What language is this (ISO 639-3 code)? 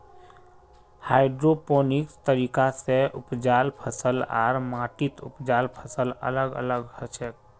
mag